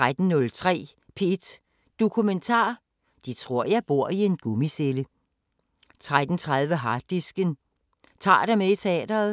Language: Danish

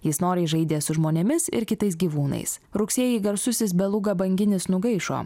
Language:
Lithuanian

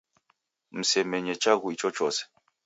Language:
Taita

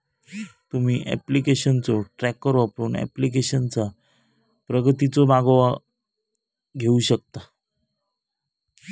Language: Marathi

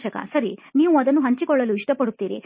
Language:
Kannada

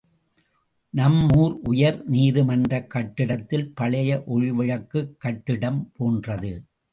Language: Tamil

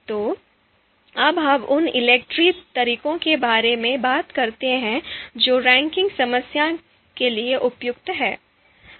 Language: Hindi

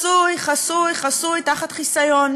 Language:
Hebrew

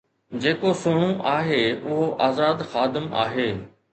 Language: Sindhi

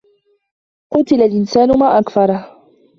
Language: Arabic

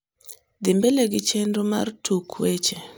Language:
Luo (Kenya and Tanzania)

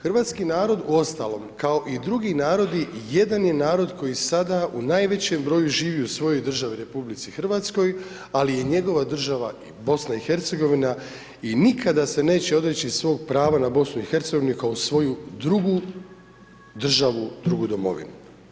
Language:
Croatian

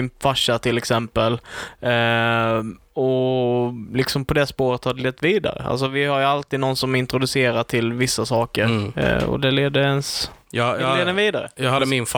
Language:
Swedish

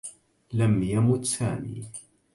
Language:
Arabic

